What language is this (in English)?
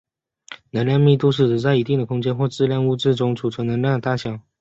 Chinese